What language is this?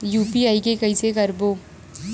Chhattisgarhi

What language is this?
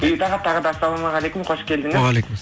Kazakh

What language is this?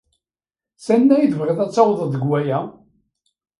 Kabyle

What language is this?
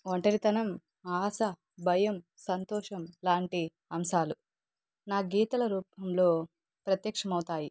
Telugu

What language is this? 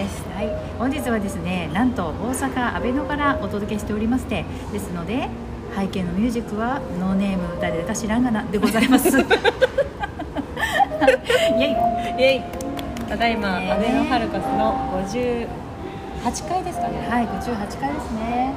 Japanese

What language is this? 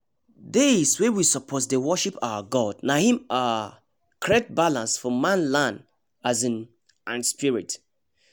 Nigerian Pidgin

